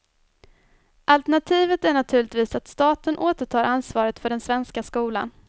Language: Swedish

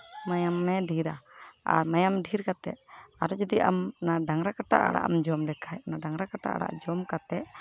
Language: Santali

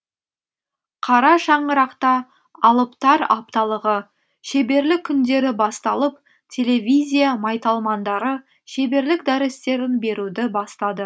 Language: Kazakh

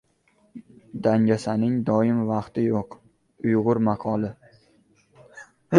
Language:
Uzbek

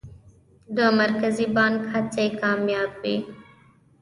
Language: Pashto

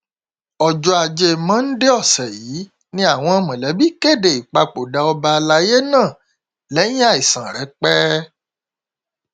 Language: Yoruba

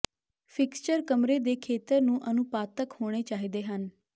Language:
Punjabi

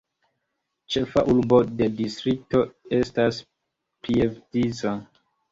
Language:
Esperanto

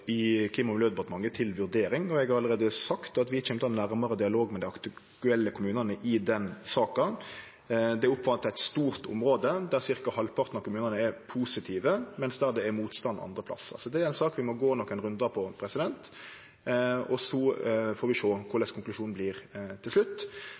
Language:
Norwegian Nynorsk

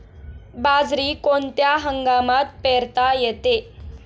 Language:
Marathi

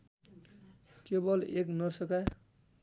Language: Nepali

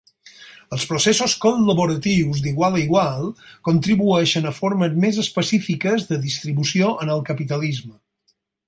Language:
Catalan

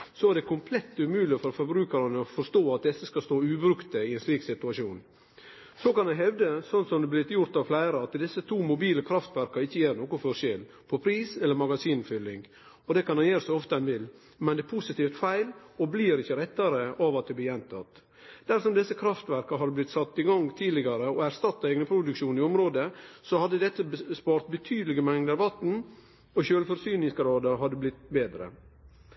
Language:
Norwegian Nynorsk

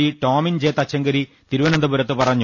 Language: Malayalam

